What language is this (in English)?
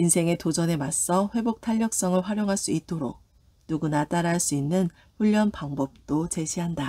Korean